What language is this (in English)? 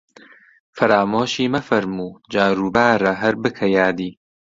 Central Kurdish